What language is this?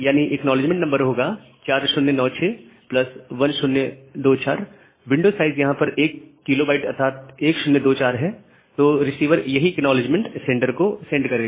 Hindi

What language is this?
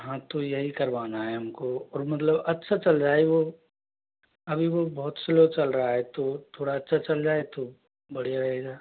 Hindi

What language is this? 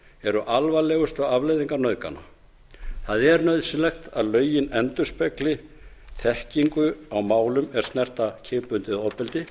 Icelandic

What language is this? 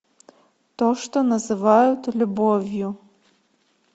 Russian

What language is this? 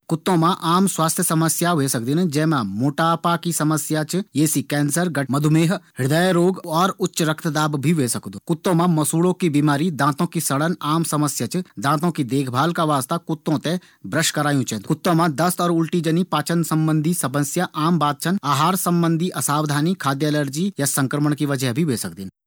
Garhwali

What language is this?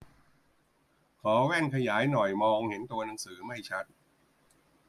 Thai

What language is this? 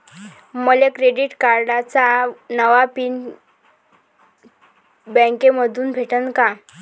Marathi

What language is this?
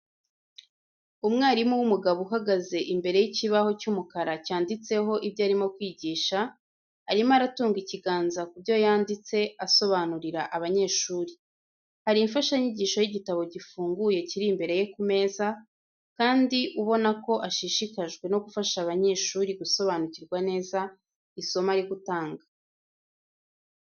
Kinyarwanda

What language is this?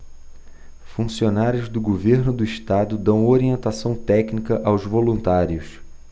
Portuguese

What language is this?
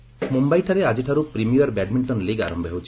Odia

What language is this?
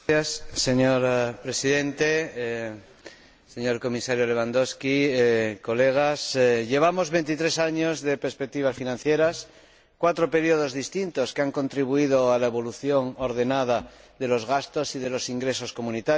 Spanish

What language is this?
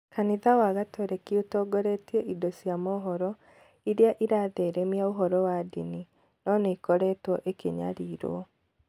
Kikuyu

